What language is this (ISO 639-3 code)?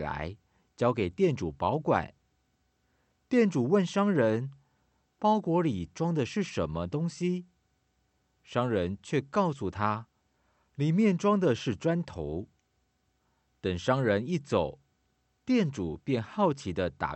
zho